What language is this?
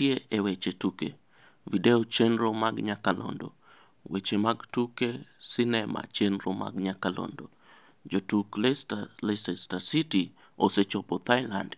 Luo (Kenya and Tanzania)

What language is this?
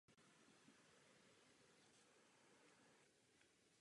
Czech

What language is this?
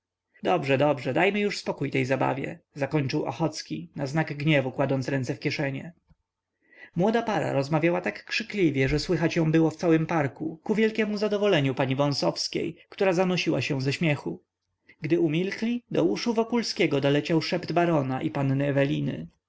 Polish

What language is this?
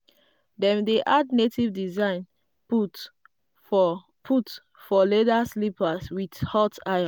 Nigerian Pidgin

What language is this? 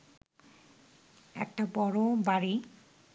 Bangla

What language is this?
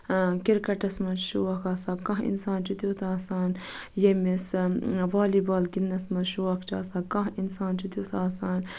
Kashmiri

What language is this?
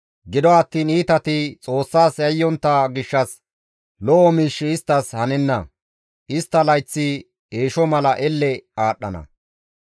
Gamo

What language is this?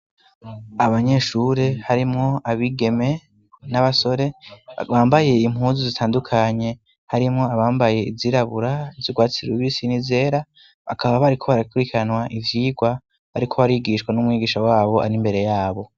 Rundi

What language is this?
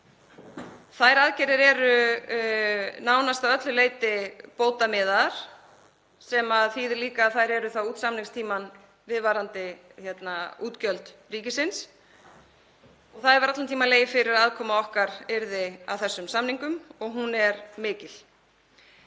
Icelandic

